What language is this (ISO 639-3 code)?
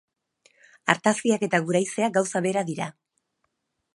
eus